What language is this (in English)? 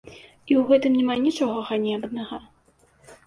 Belarusian